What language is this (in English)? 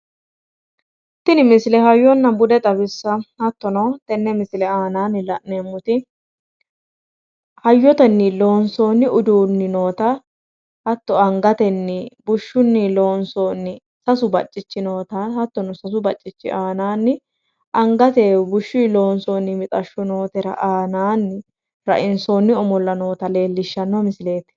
Sidamo